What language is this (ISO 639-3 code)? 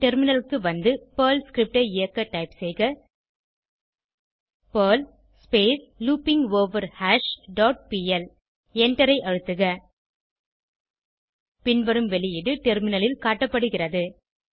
tam